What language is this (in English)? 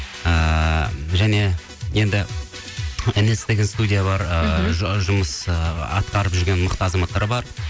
Kazakh